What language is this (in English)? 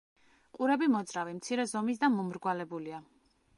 Georgian